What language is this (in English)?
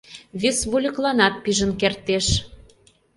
Mari